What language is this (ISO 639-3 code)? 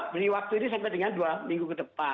ind